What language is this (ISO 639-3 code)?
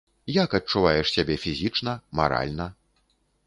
bel